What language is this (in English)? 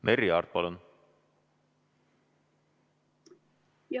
Estonian